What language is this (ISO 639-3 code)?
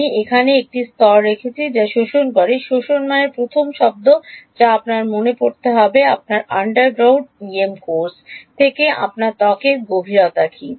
ben